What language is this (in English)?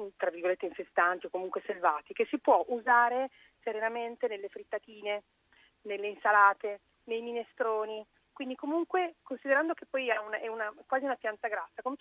Italian